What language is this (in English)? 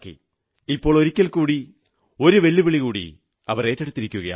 Malayalam